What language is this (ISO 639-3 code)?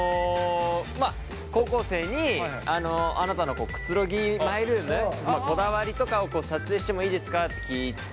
jpn